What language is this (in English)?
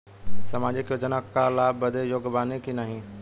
Bhojpuri